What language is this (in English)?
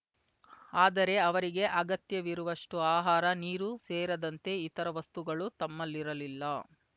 Kannada